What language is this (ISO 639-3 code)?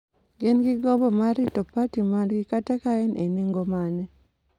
luo